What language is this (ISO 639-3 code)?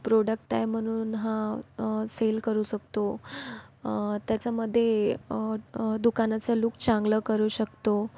mar